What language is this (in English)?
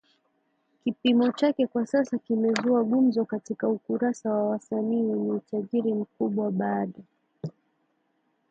Swahili